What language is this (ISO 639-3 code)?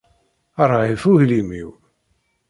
kab